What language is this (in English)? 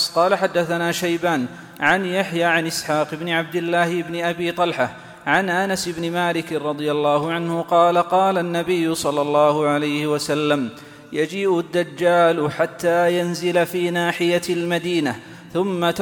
Arabic